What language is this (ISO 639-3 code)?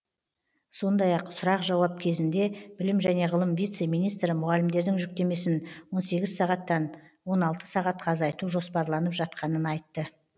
kaz